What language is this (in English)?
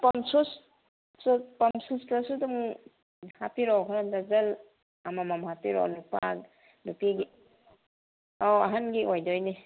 Manipuri